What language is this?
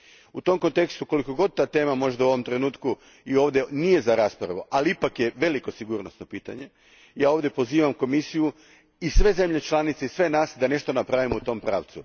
Croatian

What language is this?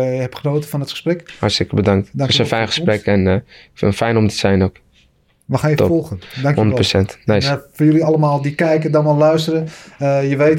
Dutch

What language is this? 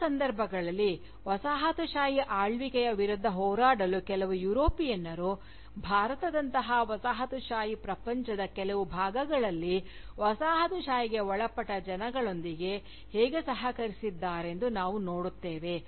Kannada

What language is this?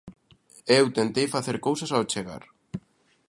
Galician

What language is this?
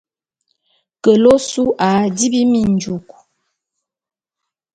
Bulu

